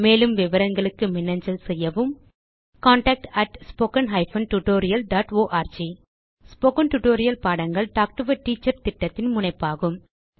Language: Tamil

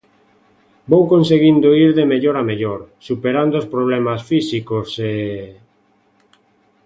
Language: Galician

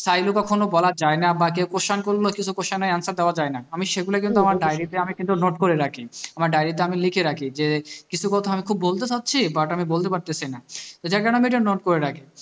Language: Bangla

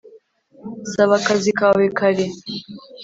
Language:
Kinyarwanda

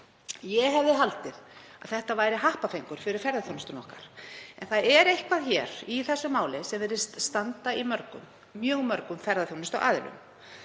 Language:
Icelandic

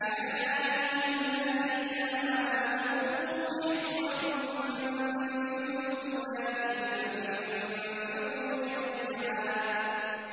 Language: Arabic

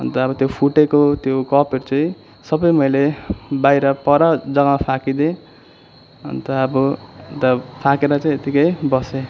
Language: Nepali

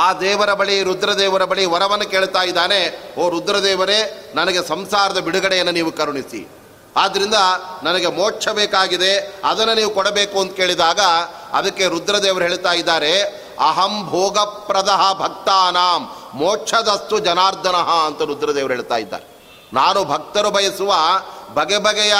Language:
Kannada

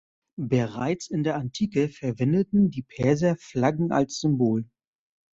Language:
German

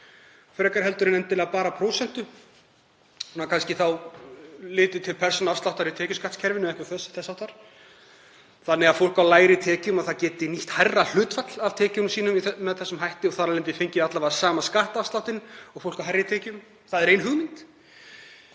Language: Icelandic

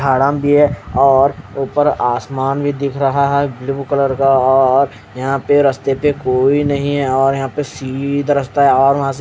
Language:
Hindi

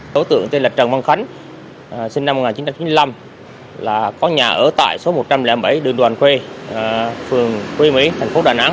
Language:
Vietnamese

